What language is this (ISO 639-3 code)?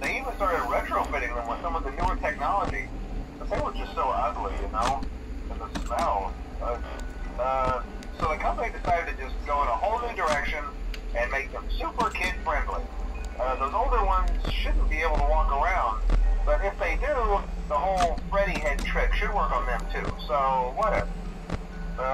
spa